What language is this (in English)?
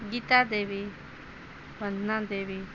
Maithili